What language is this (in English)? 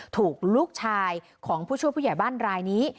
Thai